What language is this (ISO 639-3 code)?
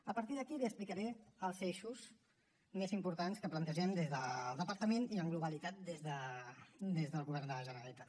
cat